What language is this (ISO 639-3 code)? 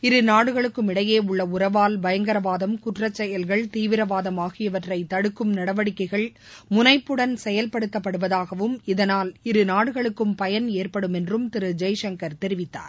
tam